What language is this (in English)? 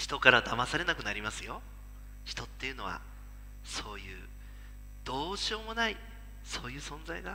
Japanese